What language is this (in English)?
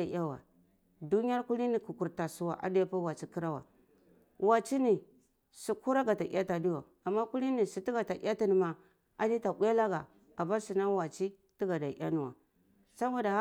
Cibak